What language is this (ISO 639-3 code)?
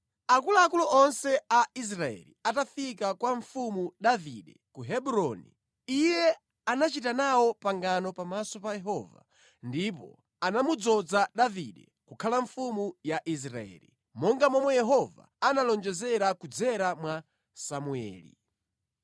nya